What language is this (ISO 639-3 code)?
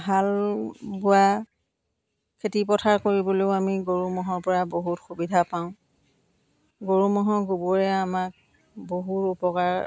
asm